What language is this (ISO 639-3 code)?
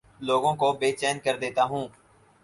urd